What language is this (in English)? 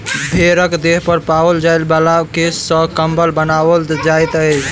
Maithili